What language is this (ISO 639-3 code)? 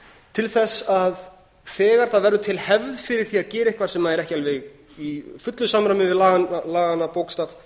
isl